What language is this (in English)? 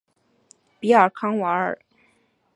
Chinese